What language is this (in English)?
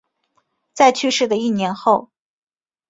Chinese